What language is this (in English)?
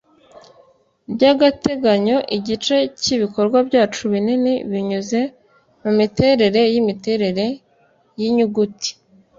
Kinyarwanda